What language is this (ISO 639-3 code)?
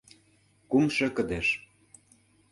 chm